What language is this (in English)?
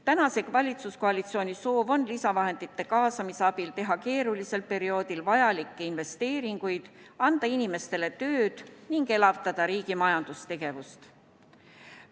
Estonian